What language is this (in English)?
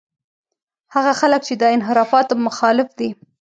Pashto